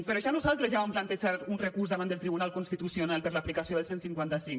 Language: Catalan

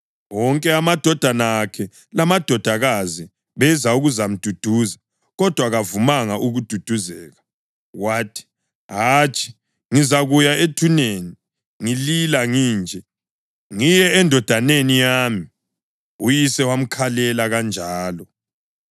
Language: North Ndebele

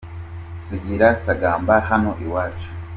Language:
Kinyarwanda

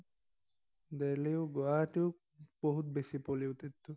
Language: Assamese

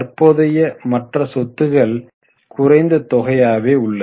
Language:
Tamil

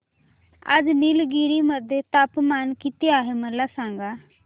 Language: Marathi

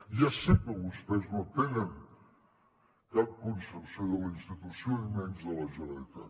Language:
Catalan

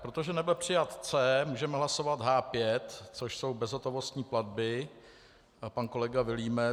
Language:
Czech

